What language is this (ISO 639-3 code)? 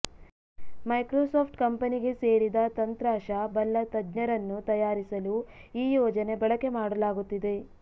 kan